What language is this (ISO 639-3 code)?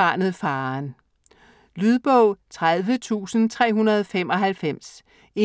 dan